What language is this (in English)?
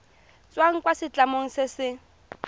Tswana